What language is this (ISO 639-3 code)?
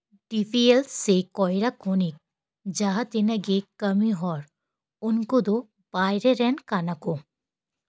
sat